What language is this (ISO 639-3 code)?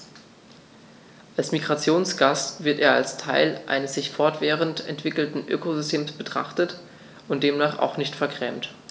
deu